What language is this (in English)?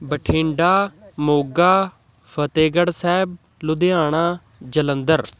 Punjabi